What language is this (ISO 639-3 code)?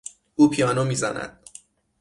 fas